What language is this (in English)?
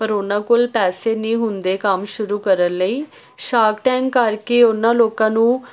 Punjabi